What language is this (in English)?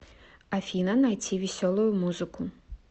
Russian